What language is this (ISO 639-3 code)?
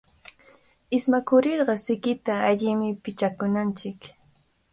qvl